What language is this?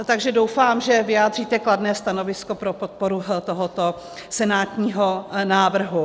Czech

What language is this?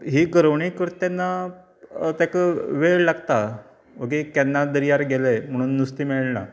Konkani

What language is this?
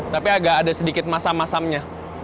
Indonesian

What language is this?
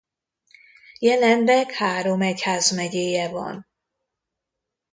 Hungarian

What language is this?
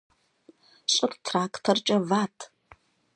Kabardian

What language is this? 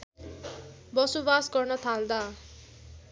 Nepali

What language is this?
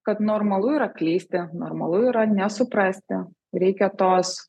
Lithuanian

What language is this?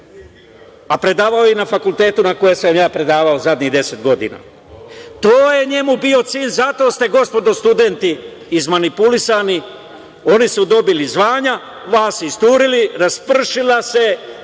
Serbian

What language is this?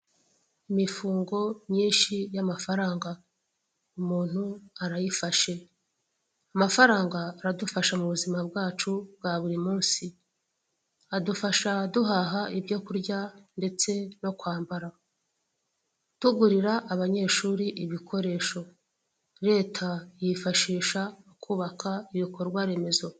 Kinyarwanda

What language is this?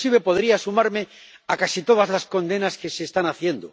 Spanish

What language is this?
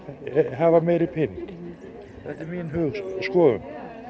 Icelandic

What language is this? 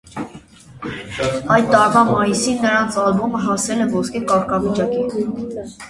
Armenian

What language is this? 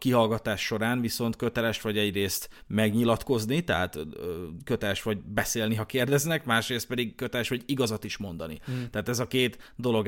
Hungarian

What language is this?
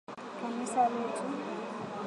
Swahili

